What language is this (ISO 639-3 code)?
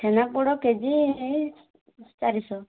ori